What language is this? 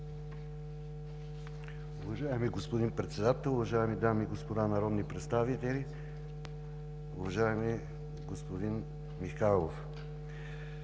Bulgarian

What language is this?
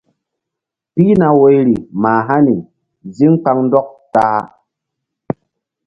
Mbum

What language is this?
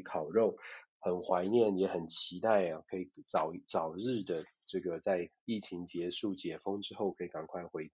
Chinese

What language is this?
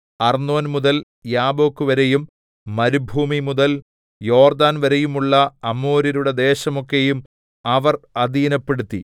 Malayalam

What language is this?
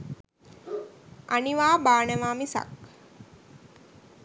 Sinhala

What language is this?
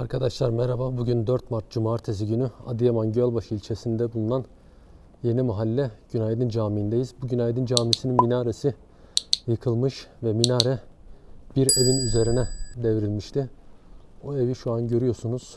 Turkish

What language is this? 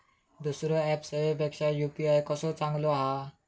Marathi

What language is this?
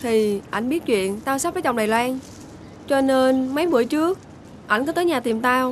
Vietnamese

